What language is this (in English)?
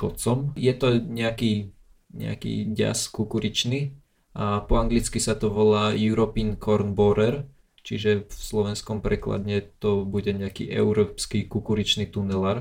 Slovak